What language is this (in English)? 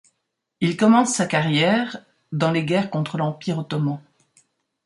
French